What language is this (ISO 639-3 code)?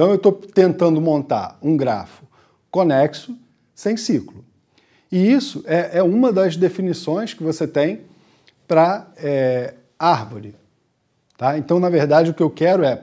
por